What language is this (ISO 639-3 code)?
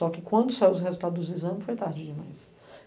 por